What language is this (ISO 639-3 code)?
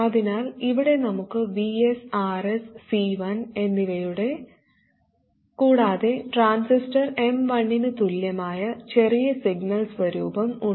mal